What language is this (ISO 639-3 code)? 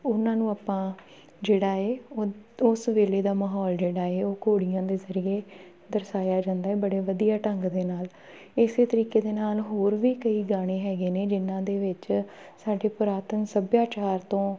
pan